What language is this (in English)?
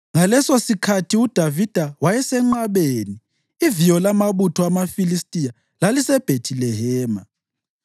North Ndebele